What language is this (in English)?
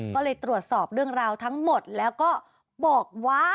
Thai